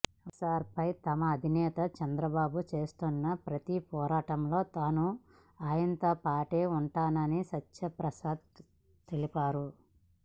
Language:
Telugu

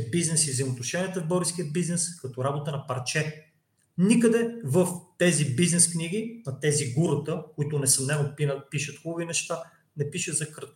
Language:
Bulgarian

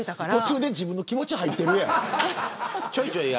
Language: Japanese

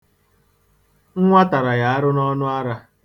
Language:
Igbo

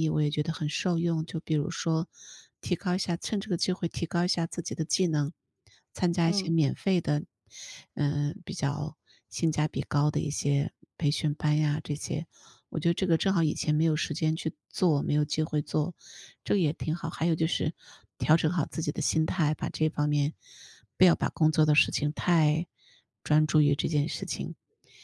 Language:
Chinese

